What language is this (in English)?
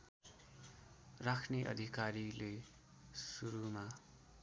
Nepali